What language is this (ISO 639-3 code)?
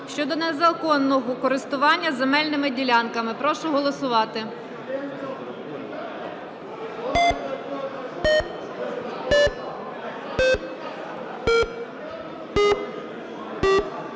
ukr